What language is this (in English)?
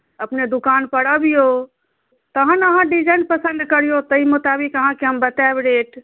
Maithili